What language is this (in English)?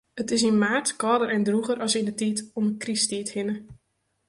Western Frisian